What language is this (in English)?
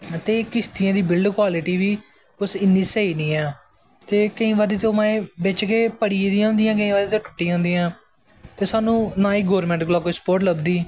Dogri